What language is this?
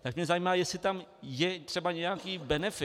Czech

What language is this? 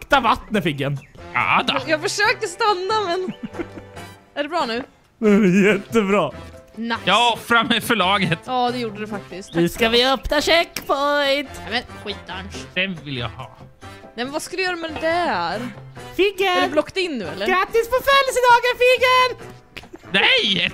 Swedish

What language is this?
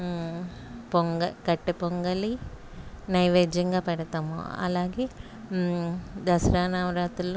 Telugu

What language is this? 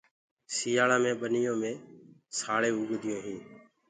Gurgula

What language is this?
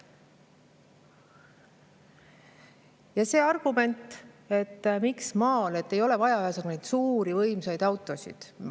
Estonian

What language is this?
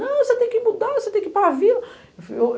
Portuguese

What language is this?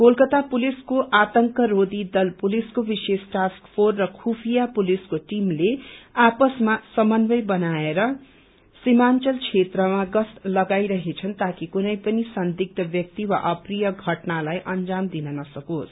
Nepali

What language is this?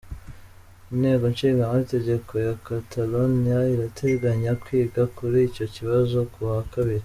Kinyarwanda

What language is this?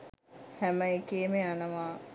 Sinhala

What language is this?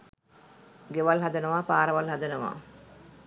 Sinhala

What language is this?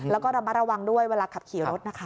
Thai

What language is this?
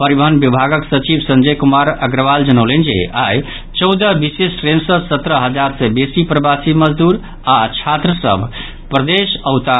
Maithili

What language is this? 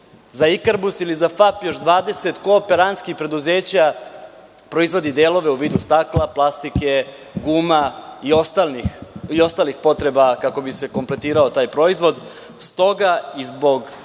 Serbian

